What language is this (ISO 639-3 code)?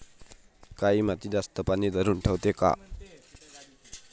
mar